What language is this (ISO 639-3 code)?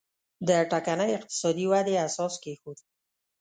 pus